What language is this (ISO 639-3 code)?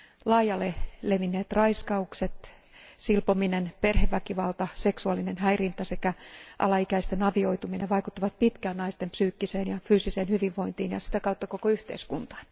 fin